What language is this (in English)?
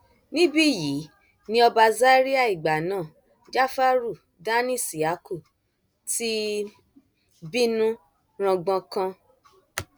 Yoruba